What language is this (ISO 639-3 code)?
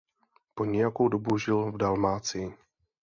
ces